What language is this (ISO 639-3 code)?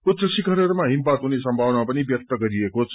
nep